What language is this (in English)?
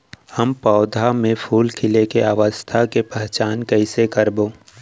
Chhattisgarhi